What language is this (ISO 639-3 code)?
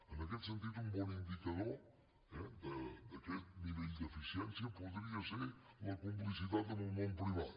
cat